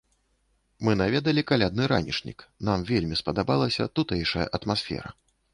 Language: Belarusian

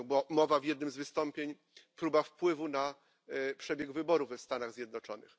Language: Polish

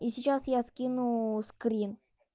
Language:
Russian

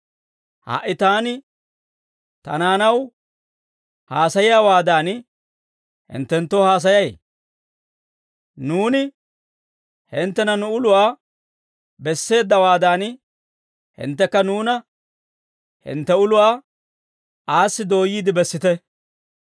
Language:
Dawro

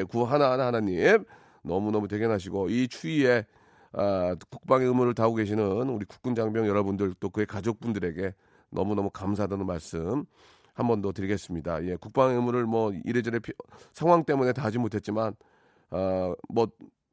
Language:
Korean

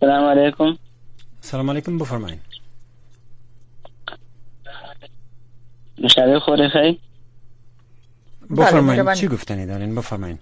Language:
Persian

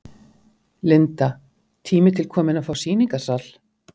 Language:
Icelandic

